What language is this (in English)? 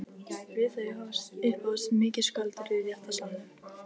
Icelandic